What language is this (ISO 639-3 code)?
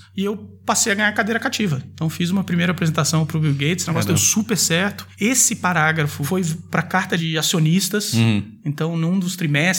por